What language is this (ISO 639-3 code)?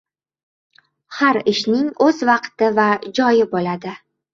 uzb